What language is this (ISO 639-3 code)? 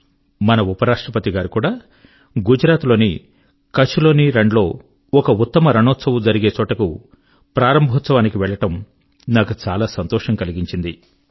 tel